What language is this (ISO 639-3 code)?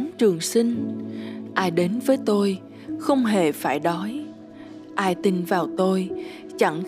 vie